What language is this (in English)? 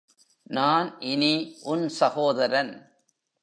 Tamil